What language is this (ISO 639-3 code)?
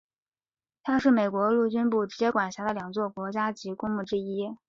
zho